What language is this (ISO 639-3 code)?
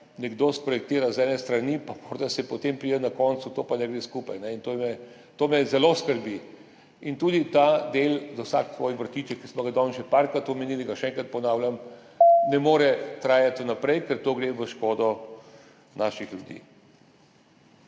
slv